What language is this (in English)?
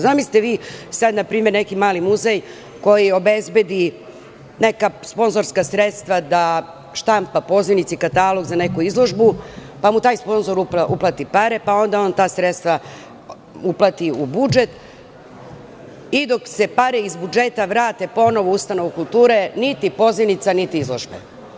Serbian